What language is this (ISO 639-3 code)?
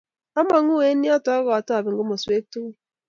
kln